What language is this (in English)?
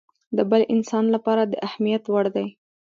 Pashto